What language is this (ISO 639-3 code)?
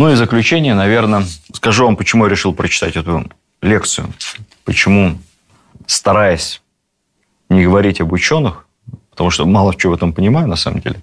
rus